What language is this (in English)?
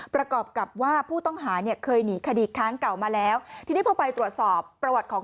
Thai